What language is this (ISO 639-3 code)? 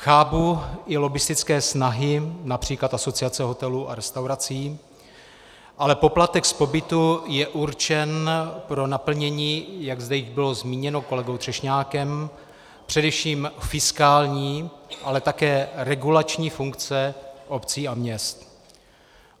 ces